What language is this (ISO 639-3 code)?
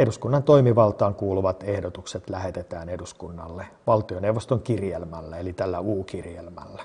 fin